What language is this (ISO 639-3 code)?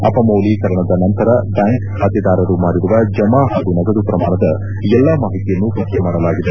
kan